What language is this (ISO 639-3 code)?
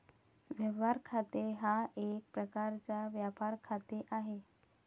mar